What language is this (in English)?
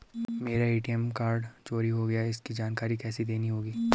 Hindi